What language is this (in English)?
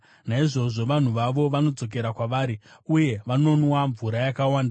Shona